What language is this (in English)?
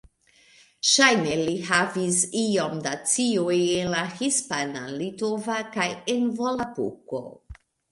Esperanto